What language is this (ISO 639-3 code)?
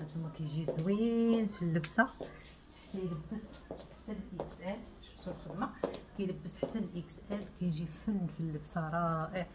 ara